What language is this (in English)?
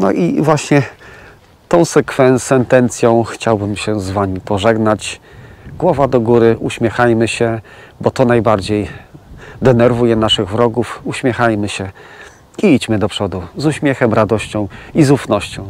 Polish